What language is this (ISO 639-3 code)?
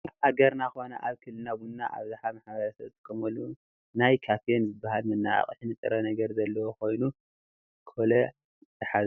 tir